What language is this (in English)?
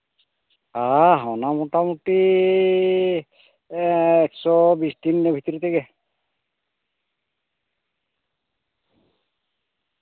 Santali